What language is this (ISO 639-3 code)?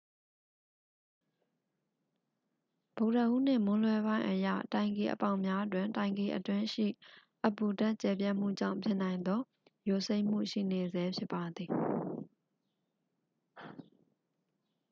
mya